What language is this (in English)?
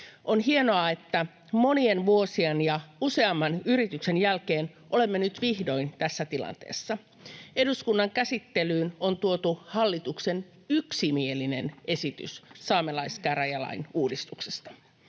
Finnish